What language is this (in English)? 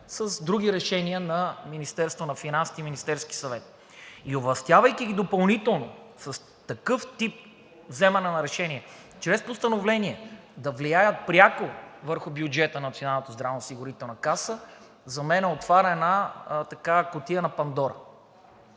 Bulgarian